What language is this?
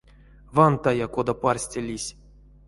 Erzya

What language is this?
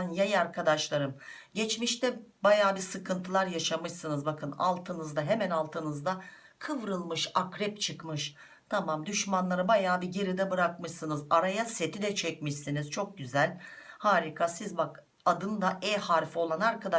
Turkish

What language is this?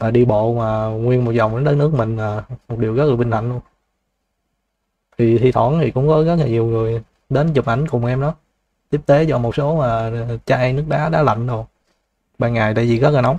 Vietnamese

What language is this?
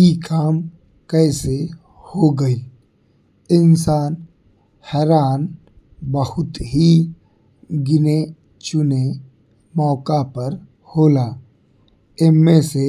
Bhojpuri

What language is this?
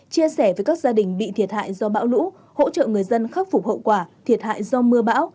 Vietnamese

